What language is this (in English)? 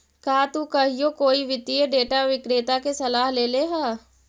Magahi